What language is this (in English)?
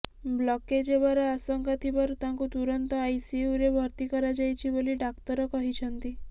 Odia